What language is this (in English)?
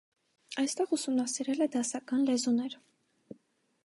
Armenian